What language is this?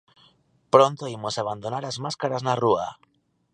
Galician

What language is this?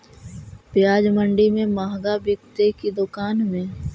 Magahi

